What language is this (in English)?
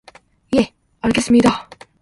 Korean